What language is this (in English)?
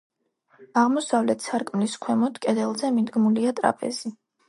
Georgian